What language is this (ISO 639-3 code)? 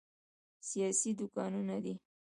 pus